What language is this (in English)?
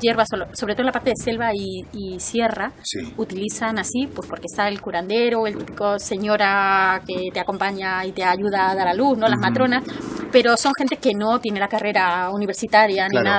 Spanish